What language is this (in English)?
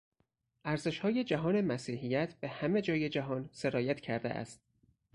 Persian